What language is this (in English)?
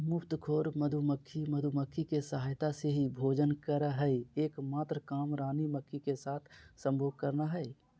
Magahi